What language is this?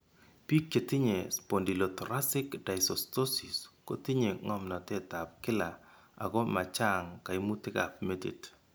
Kalenjin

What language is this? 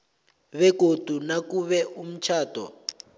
South Ndebele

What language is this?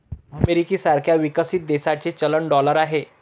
Marathi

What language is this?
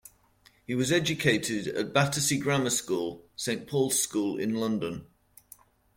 English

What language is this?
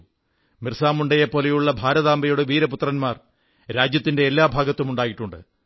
Malayalam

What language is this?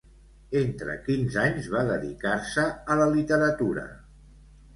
Catalan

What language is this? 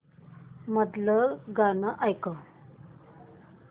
Marathi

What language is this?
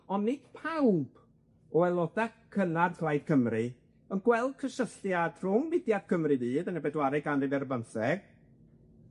Welsh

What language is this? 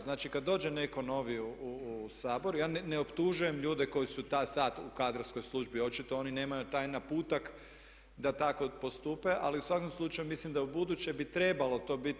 Croatian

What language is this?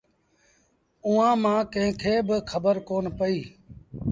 Sindhi Bhil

